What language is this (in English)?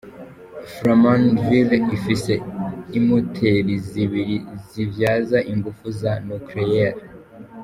Kinyarwanda